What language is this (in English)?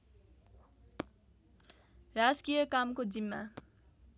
Nepali